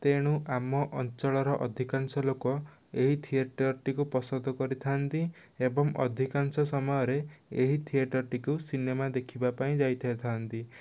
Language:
Odia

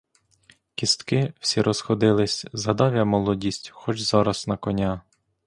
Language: Ukrainian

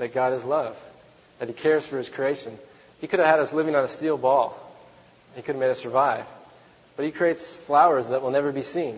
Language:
English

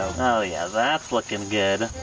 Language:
English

